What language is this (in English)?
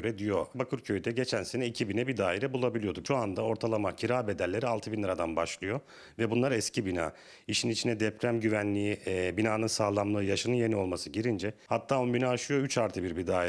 Turkish